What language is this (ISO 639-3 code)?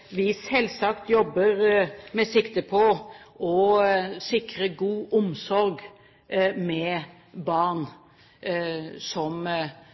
nob